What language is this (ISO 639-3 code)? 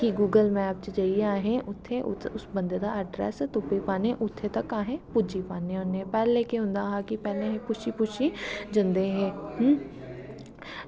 doi